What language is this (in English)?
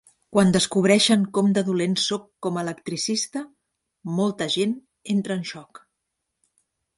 Catalan